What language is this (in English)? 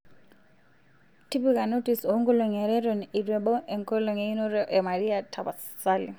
Masai